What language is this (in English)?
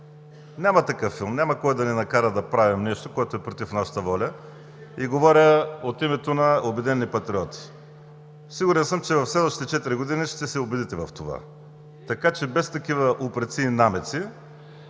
Bulgarian